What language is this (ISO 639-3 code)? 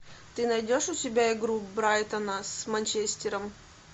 rus